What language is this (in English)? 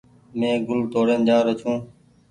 Goaria